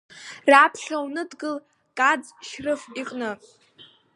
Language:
Abkhazian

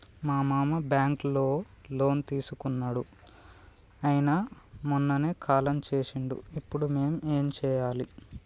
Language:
Telugu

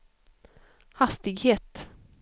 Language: Swedish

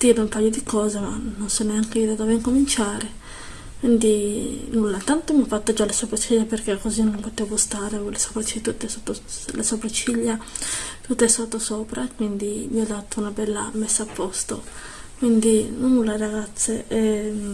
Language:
Italian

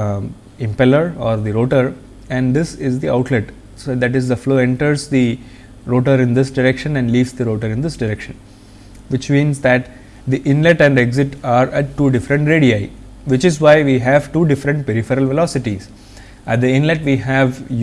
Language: English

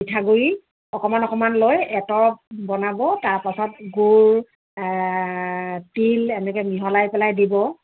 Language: Assamese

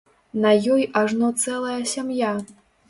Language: Belarusian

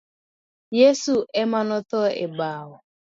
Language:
Luo (Kenya and Tanzania)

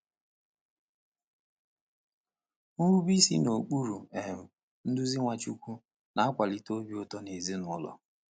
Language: Igbo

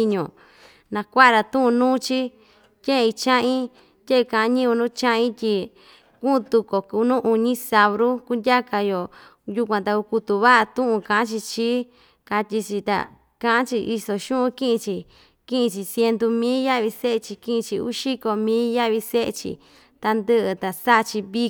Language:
Ixtayutla Mixtec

